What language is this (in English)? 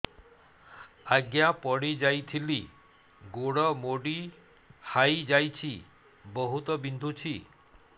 Odia